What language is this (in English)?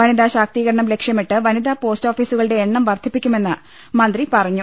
Malayalam